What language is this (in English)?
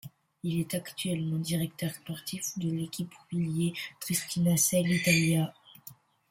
French